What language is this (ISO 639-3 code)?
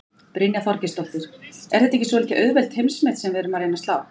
isl